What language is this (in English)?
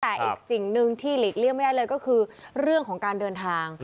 Thai